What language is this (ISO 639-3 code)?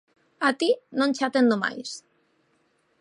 glg